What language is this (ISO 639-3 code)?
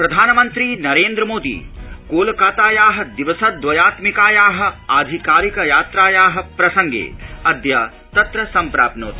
san